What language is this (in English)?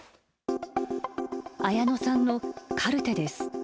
Japanese